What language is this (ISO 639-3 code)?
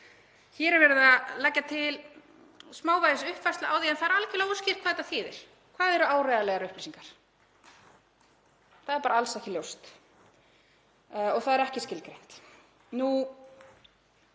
isl